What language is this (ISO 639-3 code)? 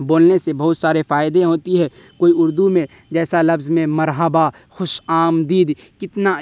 urd